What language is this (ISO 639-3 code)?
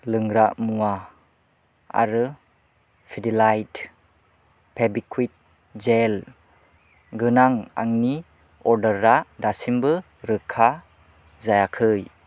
brx